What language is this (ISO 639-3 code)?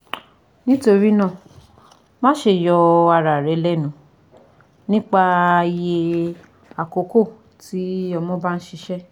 yor